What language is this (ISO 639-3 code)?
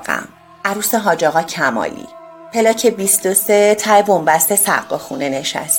fas